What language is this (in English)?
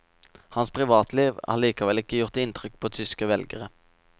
Norwegian